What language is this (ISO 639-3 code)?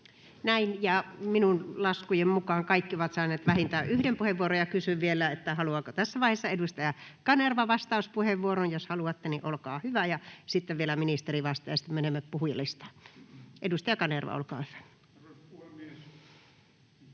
fin